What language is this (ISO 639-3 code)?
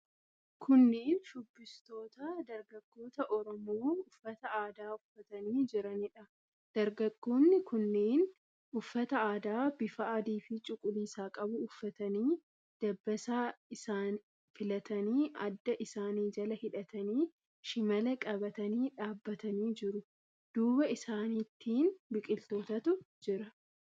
orm